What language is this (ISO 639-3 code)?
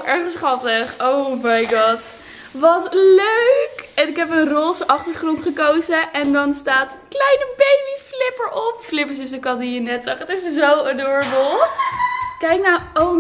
nld